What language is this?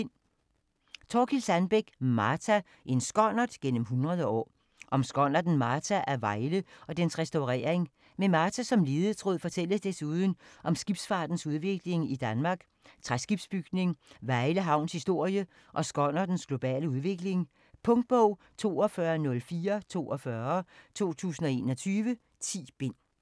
Danish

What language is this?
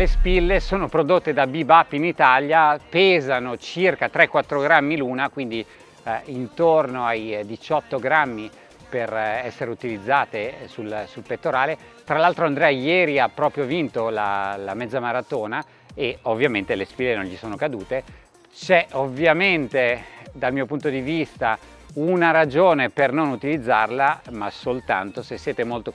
Italian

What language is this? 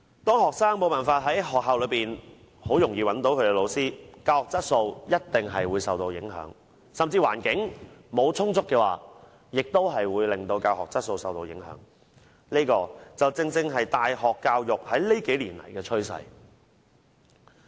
Cantonese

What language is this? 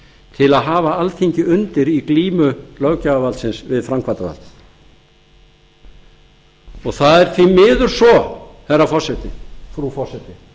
Icelandic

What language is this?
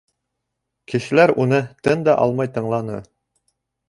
Bashkir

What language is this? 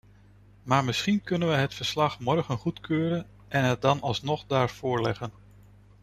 Dutch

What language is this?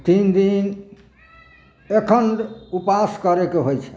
Maithili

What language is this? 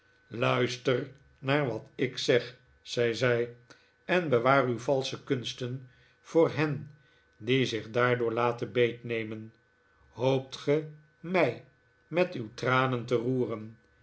Dutch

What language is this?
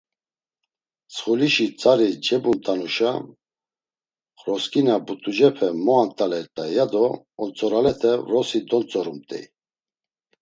Laz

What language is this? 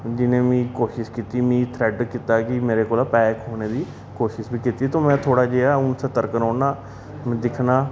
Dogri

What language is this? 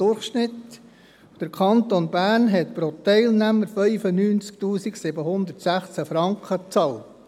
Swiss German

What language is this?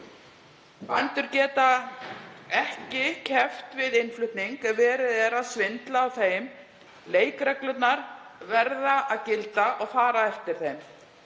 Icelandic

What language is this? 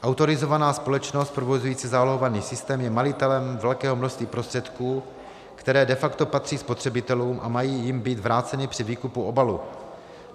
Czech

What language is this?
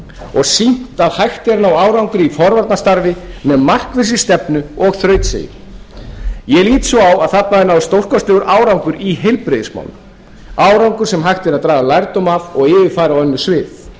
Icelandic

